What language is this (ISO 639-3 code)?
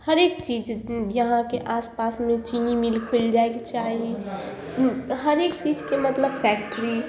mai